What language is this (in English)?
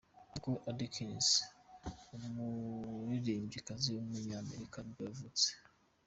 Kinyarwanda